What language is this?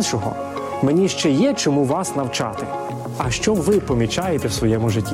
Ukrainian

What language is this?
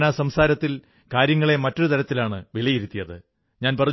Malayalam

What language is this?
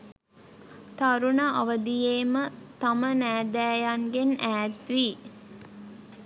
Sinhala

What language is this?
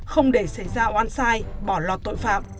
Vietnamese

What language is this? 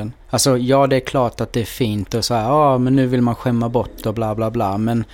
Swedish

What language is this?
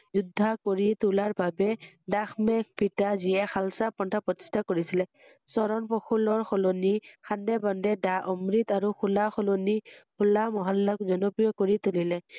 Assamese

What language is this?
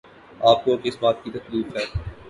Urdu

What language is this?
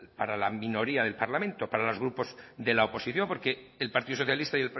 Spanish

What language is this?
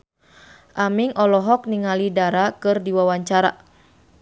Sundanese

